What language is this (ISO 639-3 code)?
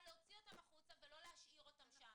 heb